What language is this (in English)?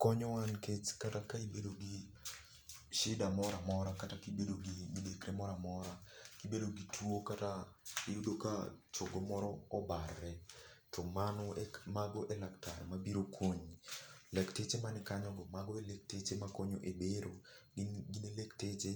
Luo (Kenya and Tanzania)